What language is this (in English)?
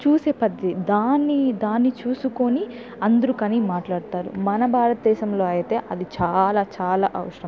Telugu